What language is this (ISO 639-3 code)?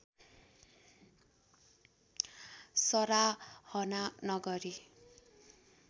nep